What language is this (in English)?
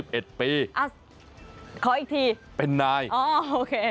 Thai